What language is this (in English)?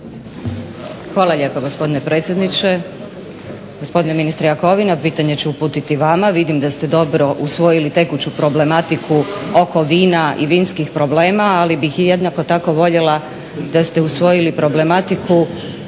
Croatian